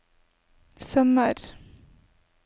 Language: Norwegian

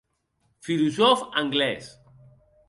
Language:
Occitan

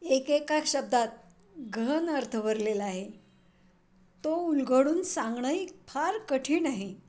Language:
Marathi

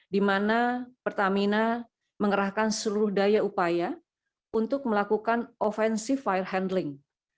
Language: Indonesian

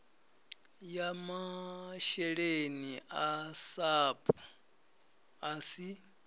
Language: Venda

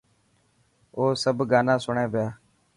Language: Dhatki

